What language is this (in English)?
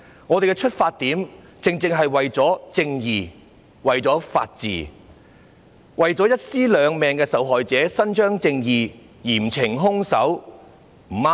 Cantonese